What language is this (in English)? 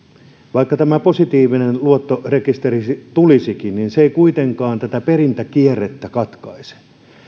Finnish